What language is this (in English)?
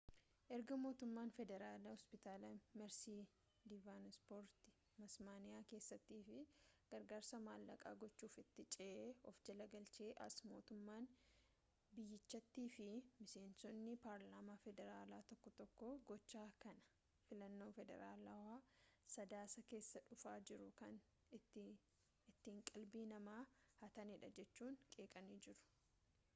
Oromo